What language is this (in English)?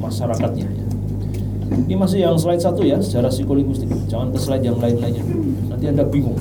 Indonesian